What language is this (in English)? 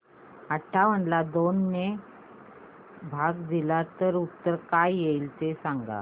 Marathi